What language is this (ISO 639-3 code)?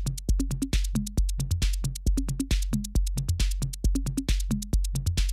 jpn